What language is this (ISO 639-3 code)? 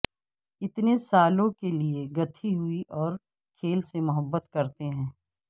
urd